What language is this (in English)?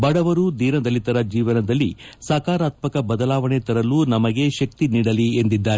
Kannada